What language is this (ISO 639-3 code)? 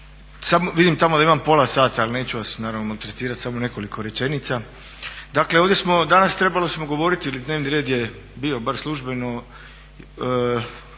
hrv